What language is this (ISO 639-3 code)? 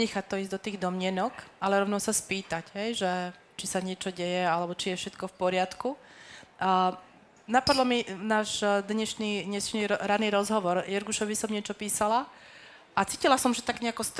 slk